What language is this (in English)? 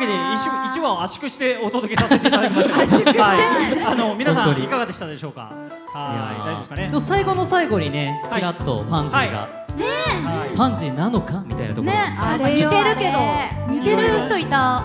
Japanese